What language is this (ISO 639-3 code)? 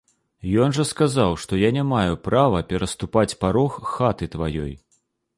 bel